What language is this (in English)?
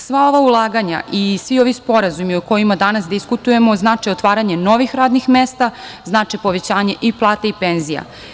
Serbian